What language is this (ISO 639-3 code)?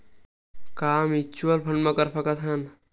hne